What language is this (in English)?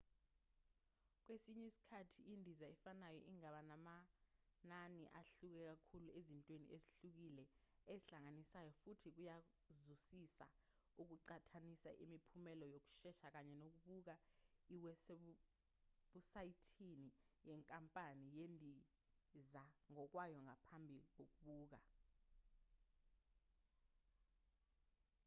Zulu